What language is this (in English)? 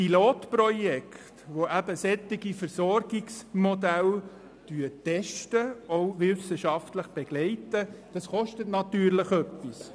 Swiss German